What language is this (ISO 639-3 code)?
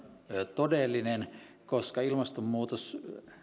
fin